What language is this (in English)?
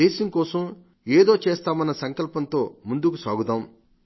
Telugu